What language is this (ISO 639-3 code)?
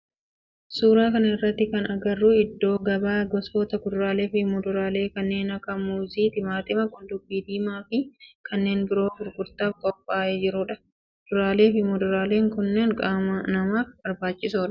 orm